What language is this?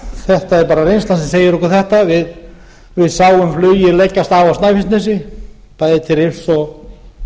Icelandic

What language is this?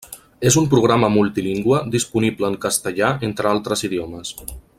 Catalan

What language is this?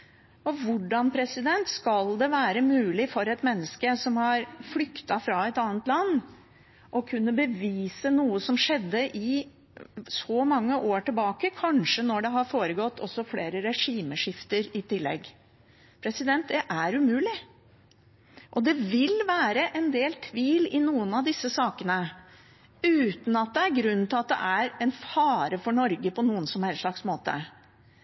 Norwegian Bokmål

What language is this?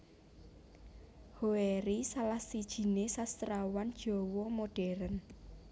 Javanese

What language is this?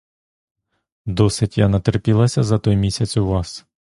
Ukrainian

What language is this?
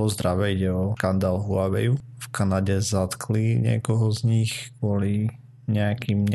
Slovak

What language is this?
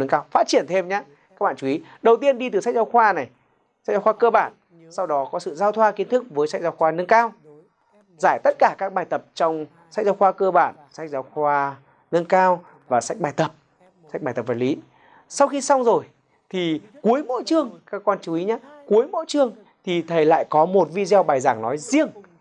Vietnamese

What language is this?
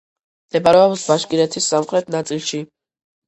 Georgian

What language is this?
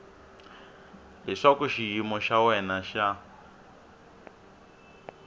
Tsonga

